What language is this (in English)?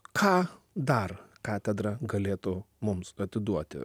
Lithuanian